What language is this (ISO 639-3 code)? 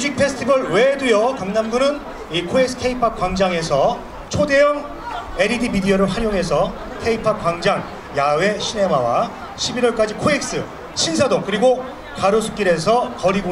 kor